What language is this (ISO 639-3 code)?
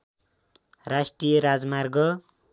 nep